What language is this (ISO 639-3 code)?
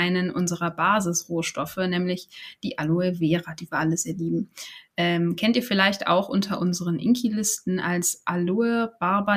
deu